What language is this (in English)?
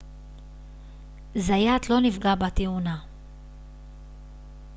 Hebrew